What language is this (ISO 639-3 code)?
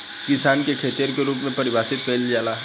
bho